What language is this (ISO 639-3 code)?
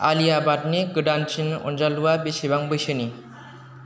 brx